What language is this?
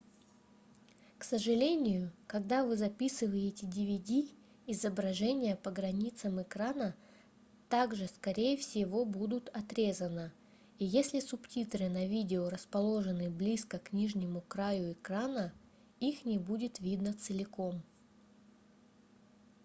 Russian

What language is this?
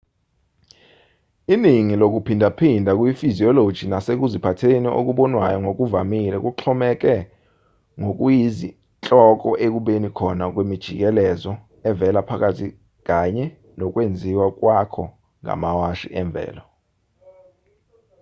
Zulu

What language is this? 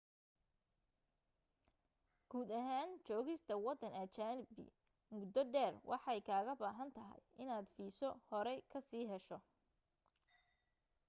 Somali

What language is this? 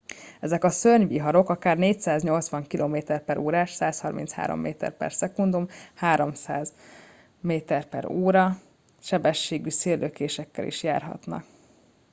Hungarian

